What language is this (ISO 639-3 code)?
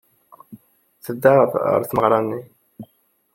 kab